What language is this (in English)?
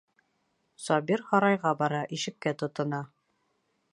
Bashkir